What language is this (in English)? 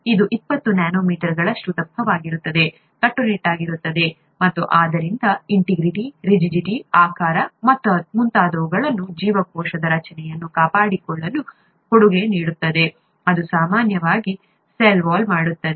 Kannada